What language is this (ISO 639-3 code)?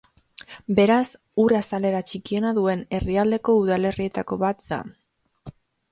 eus